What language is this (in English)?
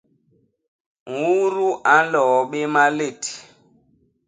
Basaa